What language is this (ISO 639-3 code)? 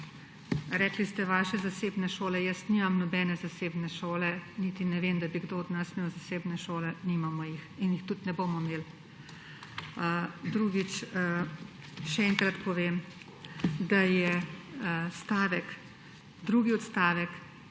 slv